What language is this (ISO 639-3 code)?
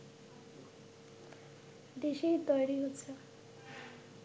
ben